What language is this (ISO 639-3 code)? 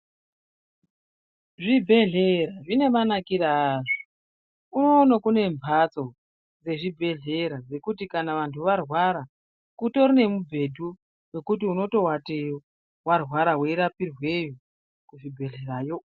ndc